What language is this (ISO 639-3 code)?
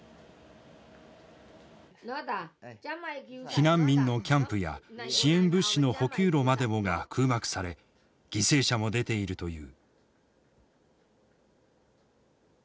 jpn